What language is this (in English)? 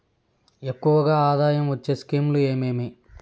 Telugu